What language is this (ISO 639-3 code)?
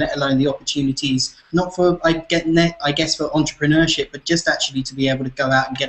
eng